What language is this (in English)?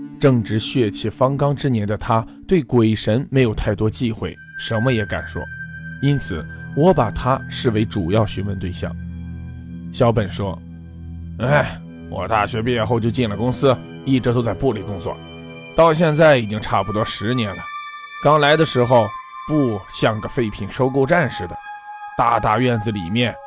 Chinese